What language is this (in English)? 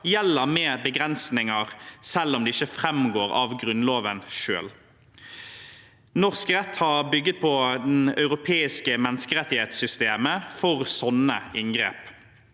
Norwegian